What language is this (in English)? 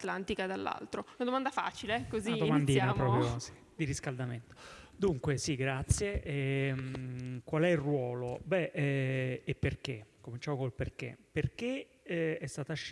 Italian